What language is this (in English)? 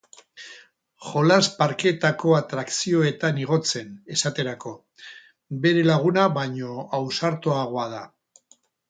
Basque